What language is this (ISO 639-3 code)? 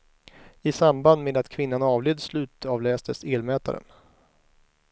swe